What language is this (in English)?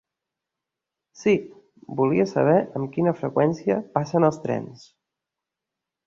Catalan